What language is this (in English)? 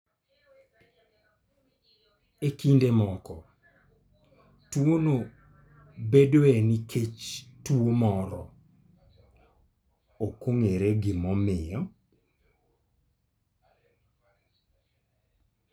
Luo (Kenya and Tanzania)